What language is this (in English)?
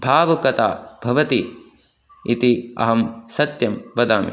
Sanskrit